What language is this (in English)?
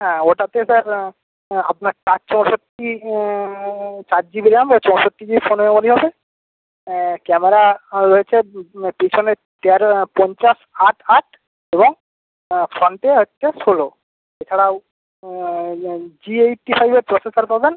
Bangla